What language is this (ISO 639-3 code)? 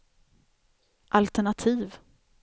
swe